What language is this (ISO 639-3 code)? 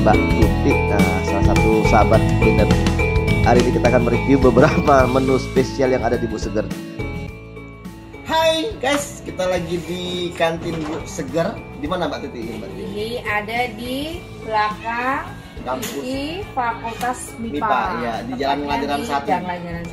ind